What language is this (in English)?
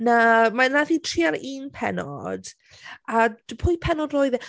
Welsh